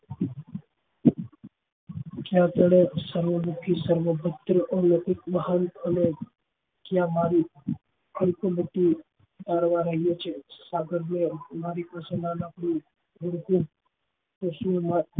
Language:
Gujarati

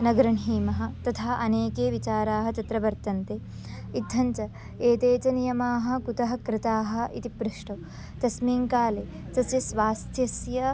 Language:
Sanskrit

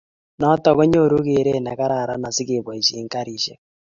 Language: Kalenjin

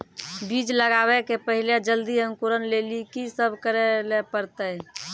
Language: Maithili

